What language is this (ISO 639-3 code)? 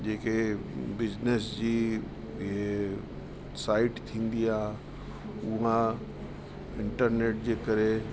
snd